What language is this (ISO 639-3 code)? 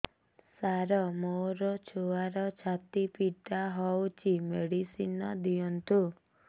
ori